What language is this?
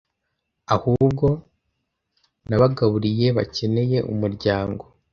Kinyarwanda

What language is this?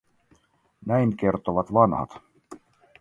Finnish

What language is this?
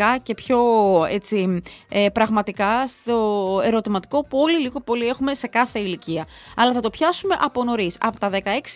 Greek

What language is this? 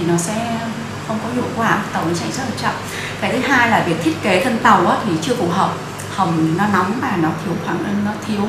Vietnamese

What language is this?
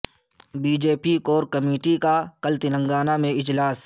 Urdu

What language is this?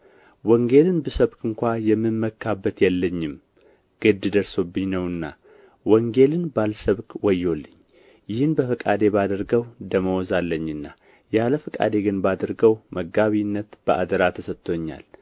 Amharic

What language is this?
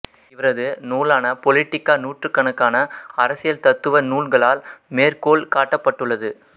Tamil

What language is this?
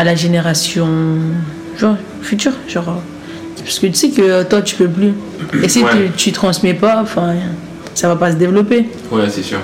French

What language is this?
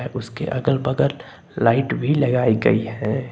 Hindi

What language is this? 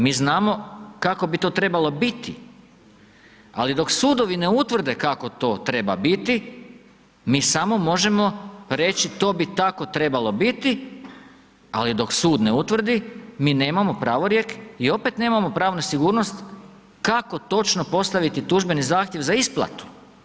Croatian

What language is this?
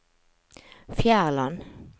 Norwegian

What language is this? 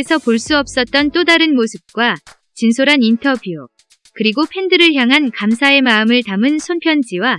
Korean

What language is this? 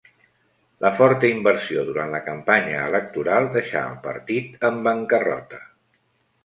Catalan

